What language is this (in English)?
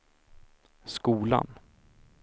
Swedish